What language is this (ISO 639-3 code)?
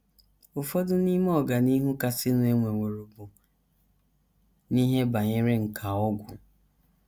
ibo